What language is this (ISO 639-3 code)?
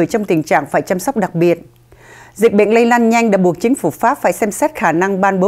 vie